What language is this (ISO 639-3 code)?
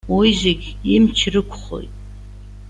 abk